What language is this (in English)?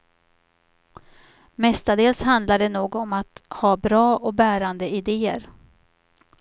Swedish